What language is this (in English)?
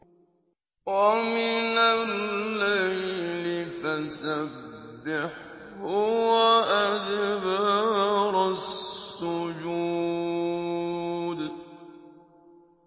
Arabic